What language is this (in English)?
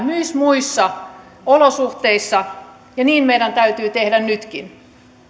Finnish